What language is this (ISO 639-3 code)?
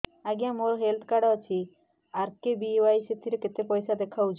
ori